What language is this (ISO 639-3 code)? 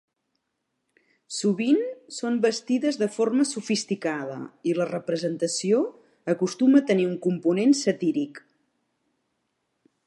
cat